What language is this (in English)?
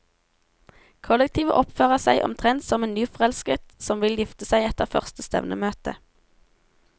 Norwegian